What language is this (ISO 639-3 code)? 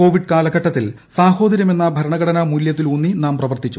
mal